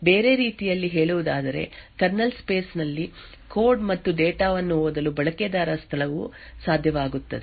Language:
Kannada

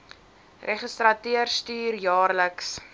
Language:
Afrikaans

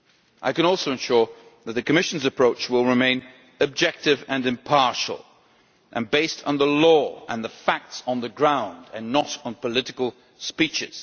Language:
English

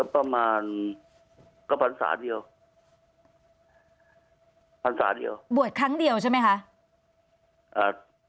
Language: Thai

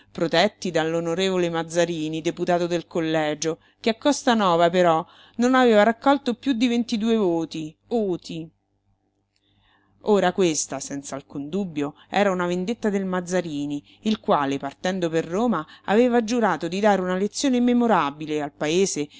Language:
Italian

